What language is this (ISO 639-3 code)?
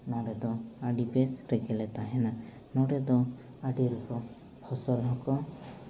sat